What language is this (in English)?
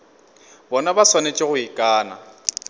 Northern Sotho